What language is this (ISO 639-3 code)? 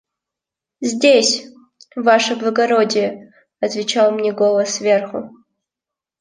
rus